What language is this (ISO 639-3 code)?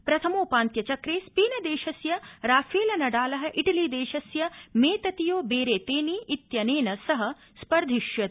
san